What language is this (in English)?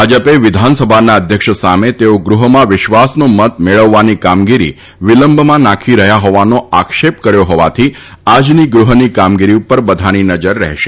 Gujarati